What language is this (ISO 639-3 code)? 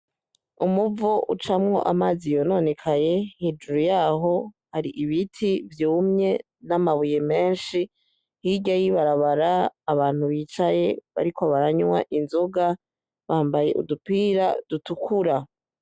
run